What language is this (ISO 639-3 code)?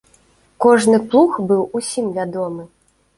bel